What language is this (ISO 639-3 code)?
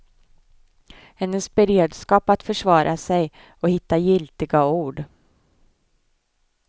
swe